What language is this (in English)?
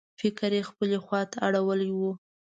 Pashto